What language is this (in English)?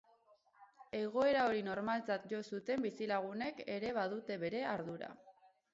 Basque